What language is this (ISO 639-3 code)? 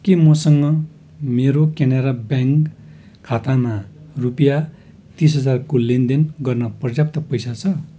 nep